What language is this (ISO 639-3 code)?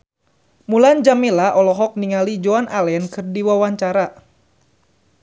sun